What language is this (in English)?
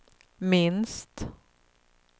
Swedish